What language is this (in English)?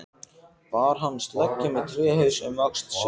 Icelandic